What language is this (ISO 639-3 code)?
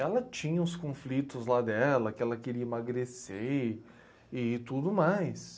por